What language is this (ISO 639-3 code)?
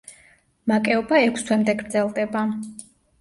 kat